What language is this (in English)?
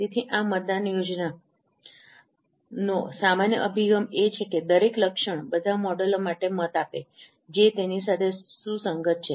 Gujarati